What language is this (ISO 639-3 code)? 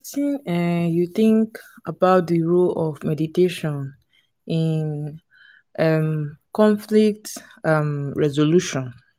pcm